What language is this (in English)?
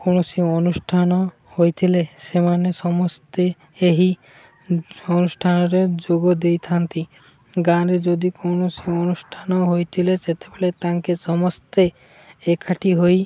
Odia